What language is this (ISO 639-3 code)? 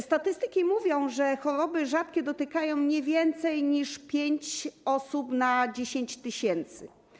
pol